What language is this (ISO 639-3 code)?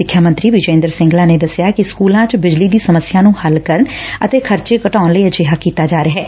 pan